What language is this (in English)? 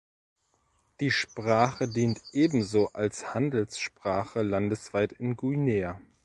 German